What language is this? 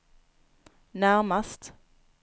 Swedish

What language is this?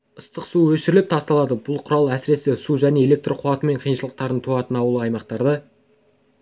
Kazakh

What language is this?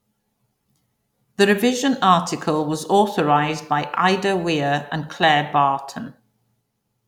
English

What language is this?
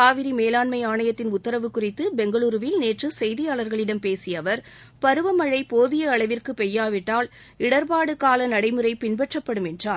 Tamil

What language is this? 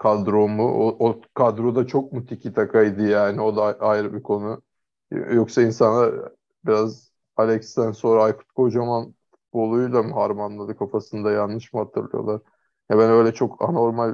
Turkish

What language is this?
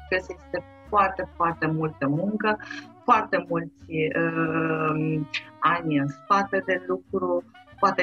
Romanian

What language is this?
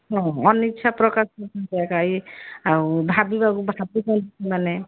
Odia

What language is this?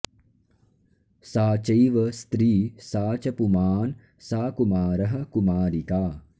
Sanskrit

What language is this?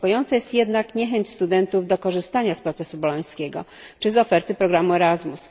Polish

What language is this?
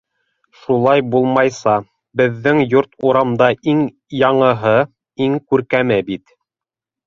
Bashkir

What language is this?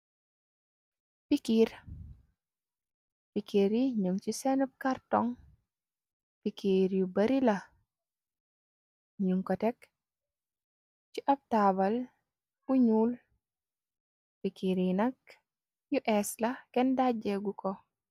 Wolof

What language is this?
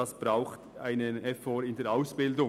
Swiss German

